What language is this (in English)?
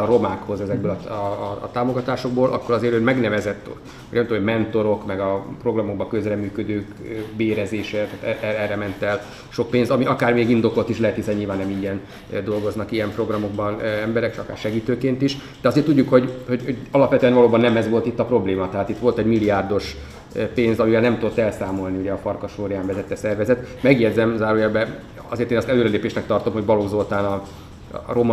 Hungarian